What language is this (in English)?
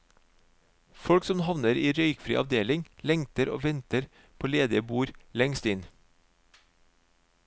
Norwegian